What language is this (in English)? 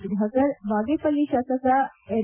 Kannada